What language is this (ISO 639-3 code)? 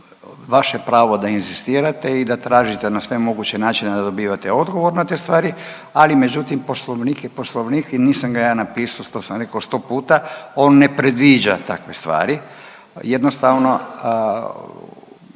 hrv